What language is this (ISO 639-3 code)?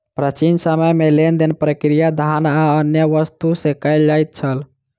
mai